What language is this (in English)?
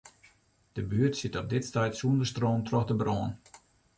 Western Frisian